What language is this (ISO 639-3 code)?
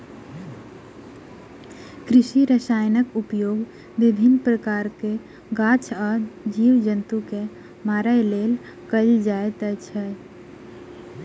mai